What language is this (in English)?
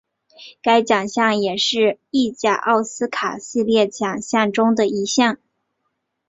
Chinese